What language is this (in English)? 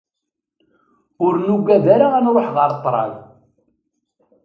Kabyle